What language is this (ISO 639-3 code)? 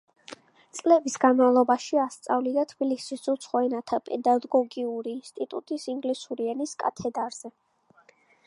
kat